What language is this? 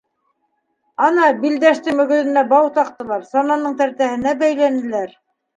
Bashkir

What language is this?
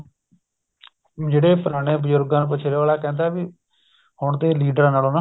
Punjabi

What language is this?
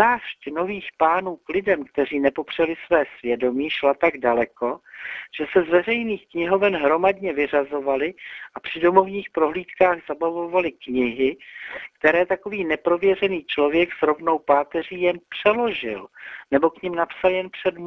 Czech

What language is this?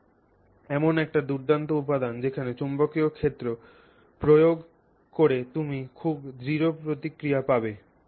Bangla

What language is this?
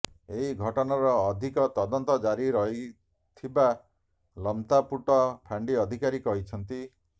Odia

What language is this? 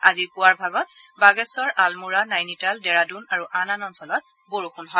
Assamese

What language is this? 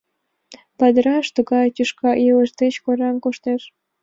Mari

